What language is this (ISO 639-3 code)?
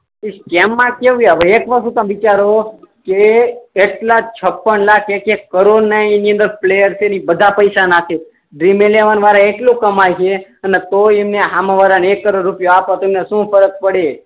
guj